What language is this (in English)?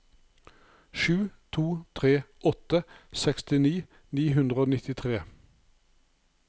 Norwegian